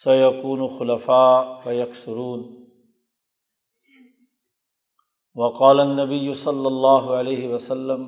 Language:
Urdu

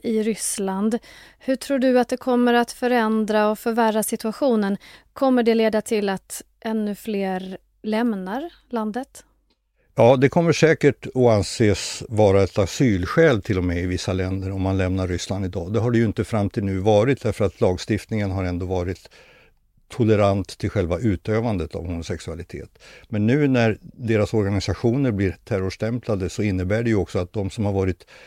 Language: Swedish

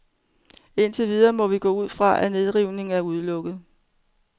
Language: Danish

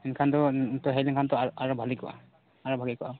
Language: Santali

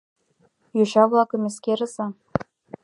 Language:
Mari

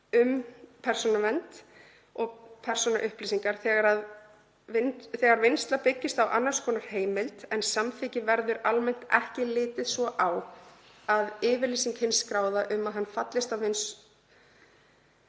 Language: Icelandic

